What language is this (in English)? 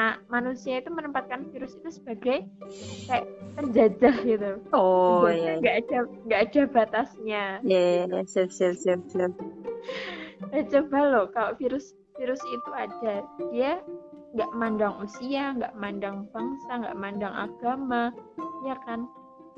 Indonesian